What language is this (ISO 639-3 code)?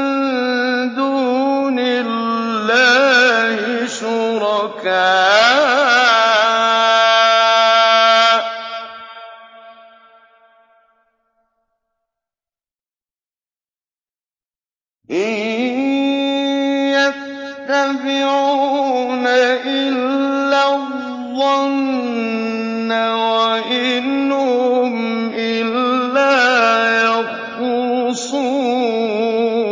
ara